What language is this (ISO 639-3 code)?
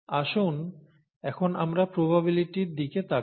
ben